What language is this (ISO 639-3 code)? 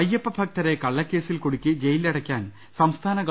mal